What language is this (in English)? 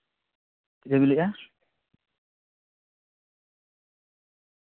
Santali